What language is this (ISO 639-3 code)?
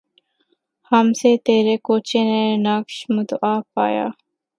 urd